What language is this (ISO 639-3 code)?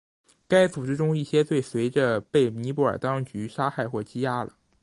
zho